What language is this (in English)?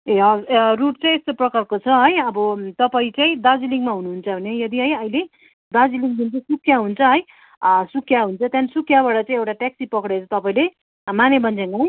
Nepali